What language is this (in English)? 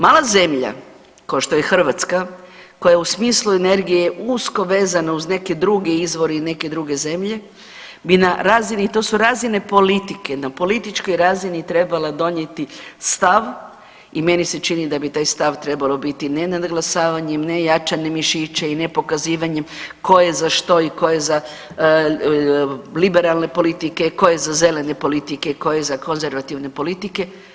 Croatian